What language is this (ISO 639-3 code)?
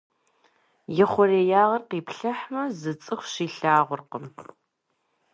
kbd